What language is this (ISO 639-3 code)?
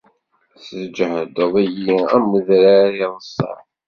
kab